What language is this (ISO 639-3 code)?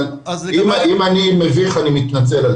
heb